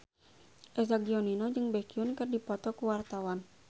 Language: Sundanese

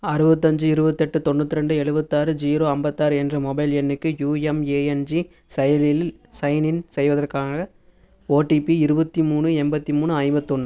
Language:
Tamil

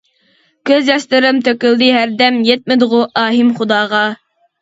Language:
Uyghur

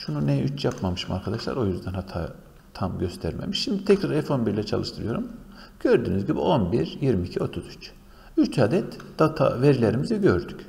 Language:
Turkish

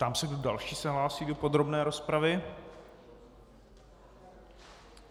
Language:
Czech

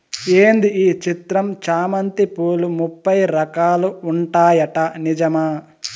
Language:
Telugu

